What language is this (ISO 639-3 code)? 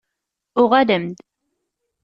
kab